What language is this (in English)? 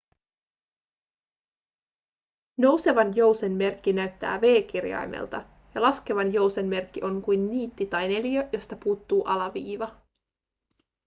Finnish